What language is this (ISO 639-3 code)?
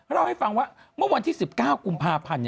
tha